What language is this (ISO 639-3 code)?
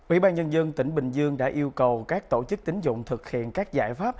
vie